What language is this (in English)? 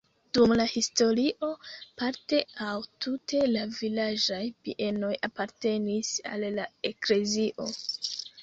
Esperanto